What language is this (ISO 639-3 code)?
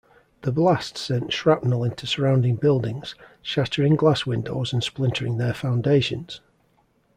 eng